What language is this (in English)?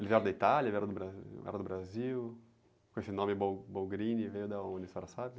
Portuguese